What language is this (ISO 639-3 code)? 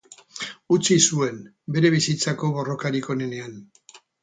eus